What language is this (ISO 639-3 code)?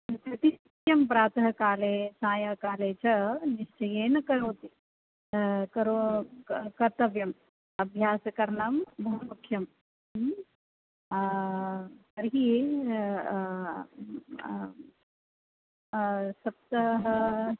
san